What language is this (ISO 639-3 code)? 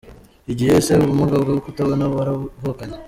kin